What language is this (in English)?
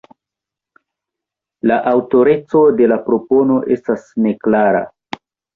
Esperanto